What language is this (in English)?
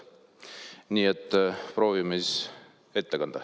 Estonian